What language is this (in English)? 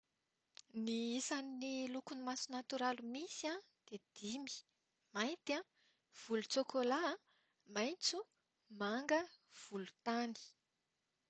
Malagasy